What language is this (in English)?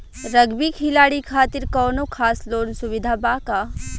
Bhojpuri